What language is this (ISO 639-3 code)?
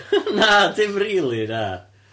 cym